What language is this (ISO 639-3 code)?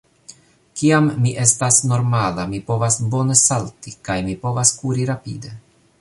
epo